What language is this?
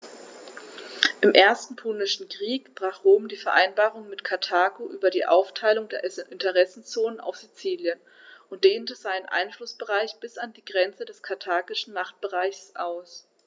German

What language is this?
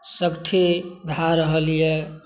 Maithili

